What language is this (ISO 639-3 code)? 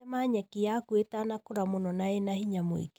kik